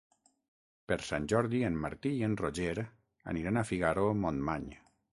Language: Catalan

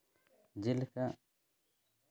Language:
Santali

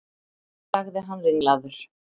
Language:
Icelandic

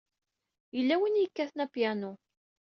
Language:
Kabyle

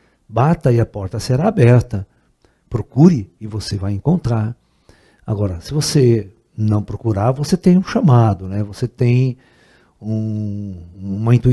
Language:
Portuguese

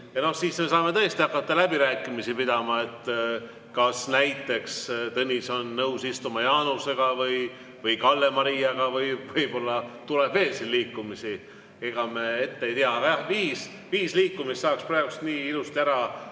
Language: Estonian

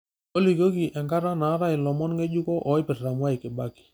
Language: Masai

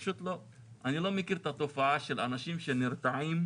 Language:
Hebrew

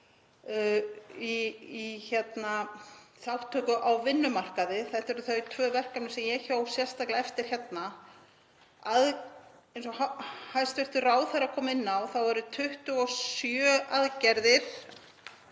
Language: Icelandic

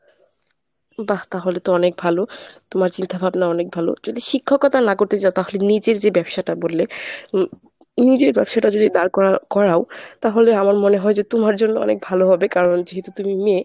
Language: Bangla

